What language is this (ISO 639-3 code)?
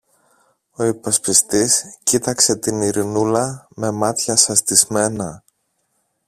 ell